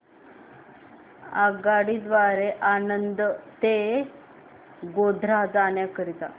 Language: Marathi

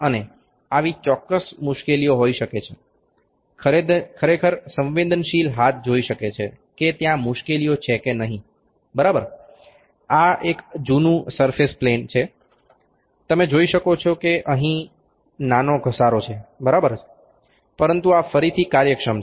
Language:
Gujarati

